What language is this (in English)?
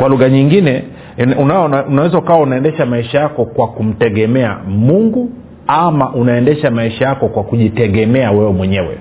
Swahili